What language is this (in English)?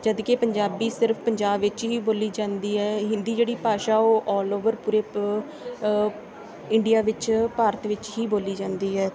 Punjabi